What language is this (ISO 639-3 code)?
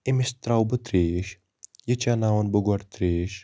kas